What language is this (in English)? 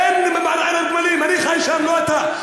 Hebrew